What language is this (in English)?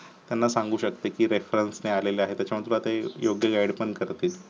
Marathi